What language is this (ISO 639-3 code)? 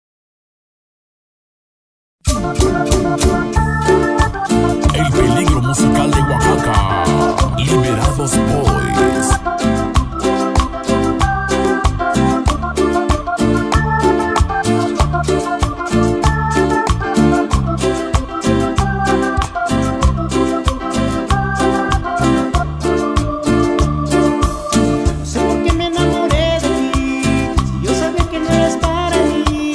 spa